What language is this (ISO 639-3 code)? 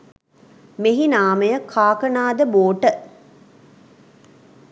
sin